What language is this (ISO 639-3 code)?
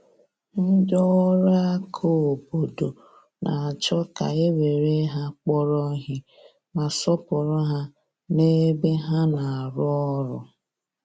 ibo